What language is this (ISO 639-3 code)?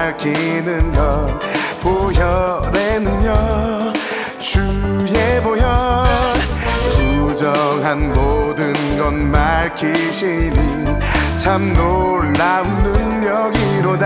kor